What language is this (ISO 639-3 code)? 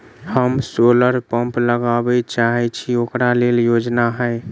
mai